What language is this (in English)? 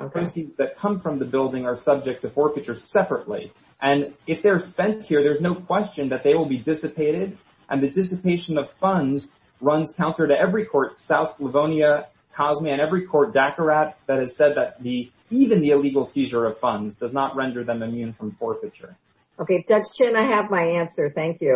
English